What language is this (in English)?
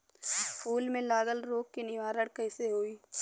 Bhojpuri